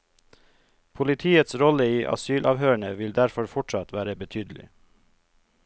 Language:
Norwegian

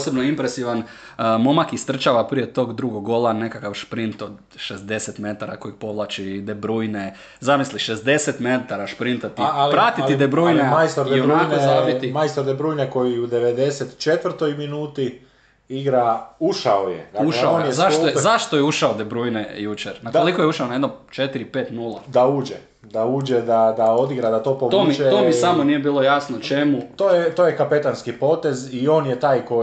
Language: Croatian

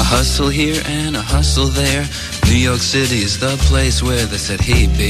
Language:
Greek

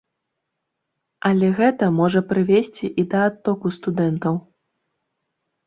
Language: Belarusian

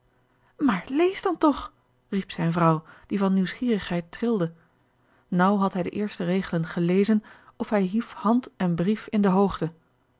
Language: Dutch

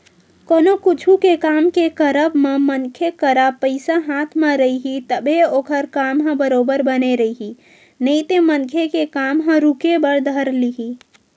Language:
Chhattisgarhi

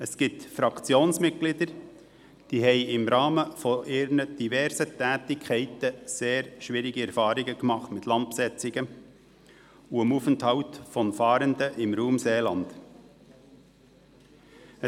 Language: Swiss German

